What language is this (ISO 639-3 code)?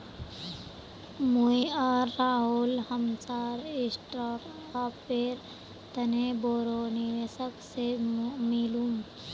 mag